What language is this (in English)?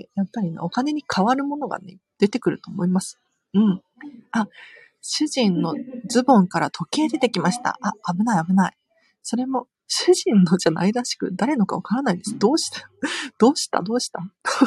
Japanese